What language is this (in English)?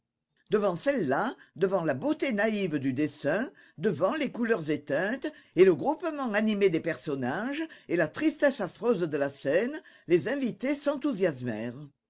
French